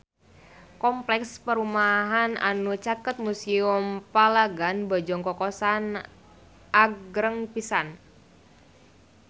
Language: Sundanese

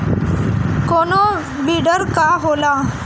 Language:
Bhojpuri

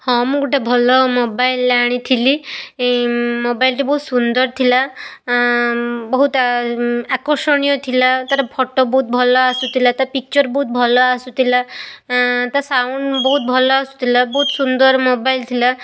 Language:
Odia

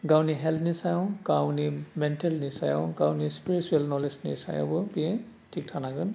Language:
Bodo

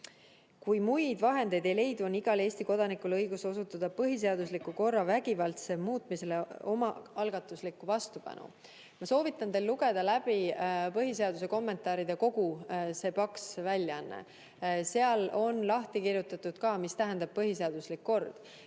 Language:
Estonian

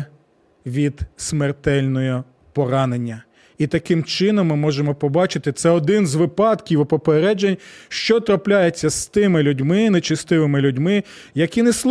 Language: Ukrainian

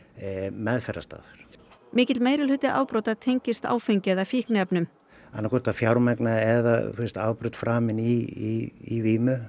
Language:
Icelandic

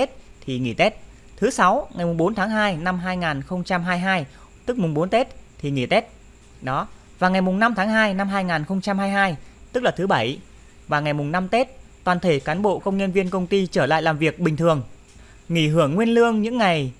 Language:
Vietnamese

